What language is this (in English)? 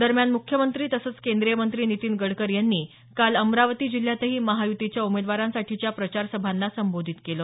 Marathi